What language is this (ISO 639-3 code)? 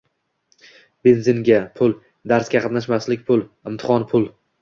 uzb